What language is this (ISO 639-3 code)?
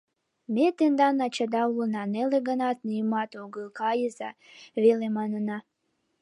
chm